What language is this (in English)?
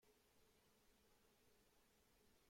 Persian